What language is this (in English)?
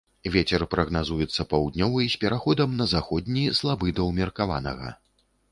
Belarusian